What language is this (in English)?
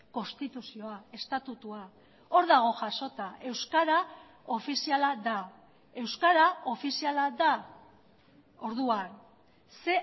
Basque